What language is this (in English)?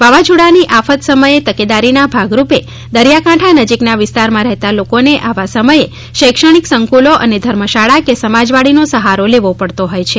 Gujarati